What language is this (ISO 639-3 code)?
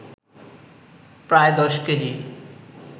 ben